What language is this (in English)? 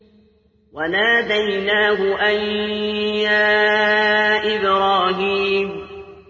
Arabic